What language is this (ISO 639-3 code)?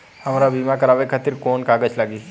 bho